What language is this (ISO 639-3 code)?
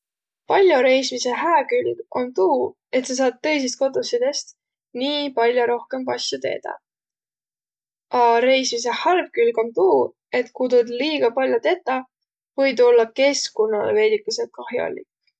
vro